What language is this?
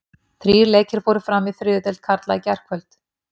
Icelandic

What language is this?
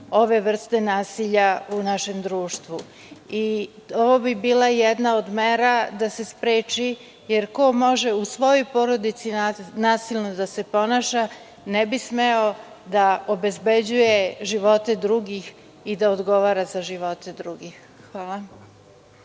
Serbian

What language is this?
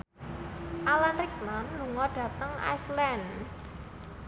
Javanese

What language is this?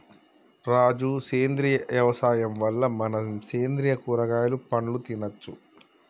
Telugu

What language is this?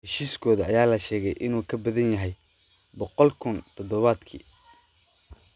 Somali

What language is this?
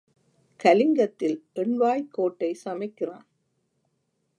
Tamil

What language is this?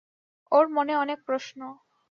Bangla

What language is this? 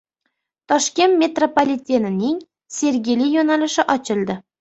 Uzbek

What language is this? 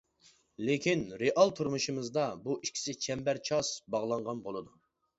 Uyghur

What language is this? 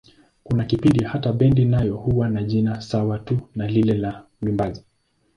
Swahili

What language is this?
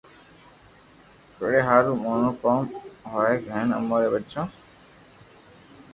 Loarki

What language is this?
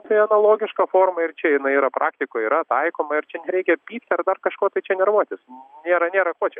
Lithuanian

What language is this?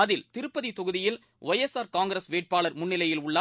Tamil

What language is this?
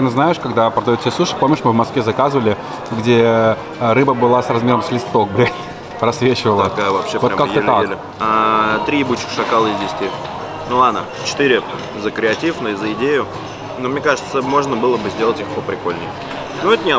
Russian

